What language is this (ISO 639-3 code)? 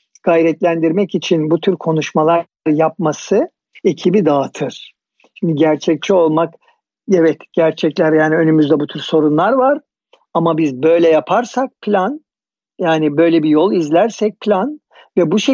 tur